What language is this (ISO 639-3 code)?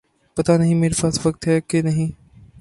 urd